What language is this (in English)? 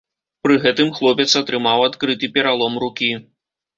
Belarusian